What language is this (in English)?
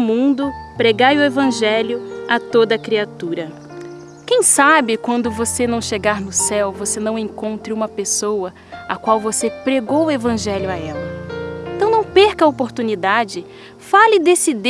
Portuguese